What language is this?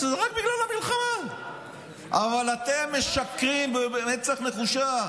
Hebrew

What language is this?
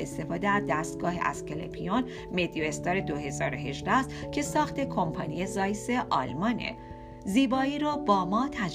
Persian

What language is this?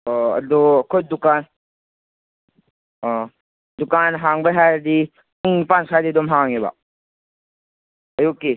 Manipuri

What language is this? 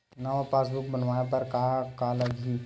Chhattisgarhi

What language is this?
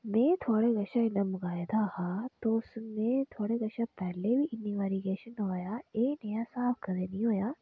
Dogri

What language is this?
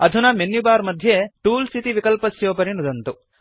Sanskrit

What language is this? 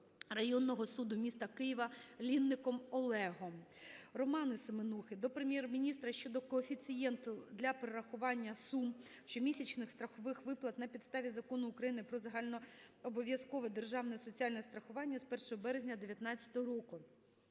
Ukrainian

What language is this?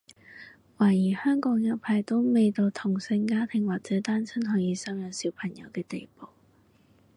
Cantonese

